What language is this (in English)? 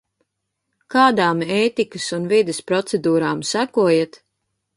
Latvian